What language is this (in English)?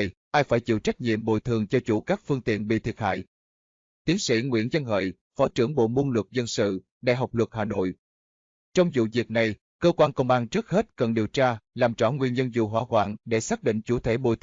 Vietnamese